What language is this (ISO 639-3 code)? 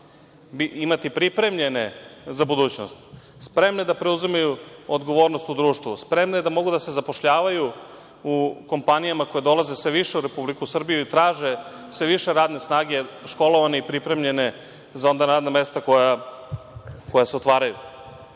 srp